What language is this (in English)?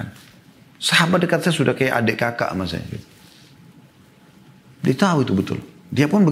Indonesian